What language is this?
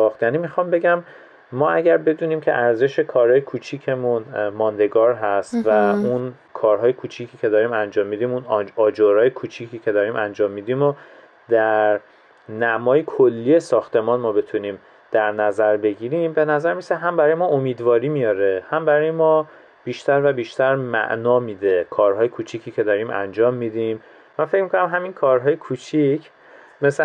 Persian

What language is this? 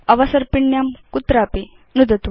Sanskrit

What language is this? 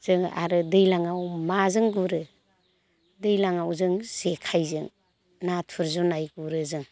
Bodo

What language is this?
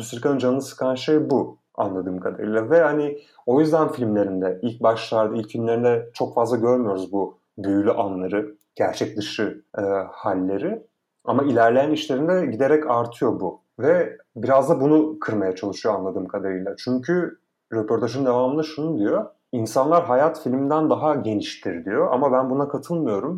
Turkish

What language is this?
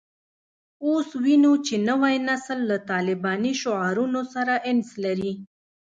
Pashto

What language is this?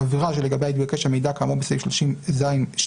Hebrew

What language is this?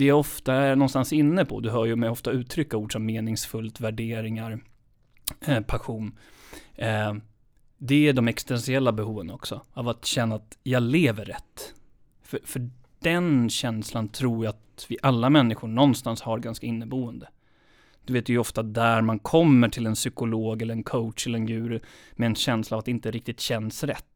Swedish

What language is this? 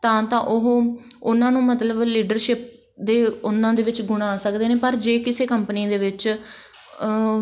Punjabi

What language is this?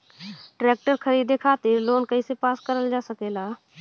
Bhojpuri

